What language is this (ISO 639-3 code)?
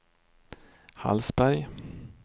swe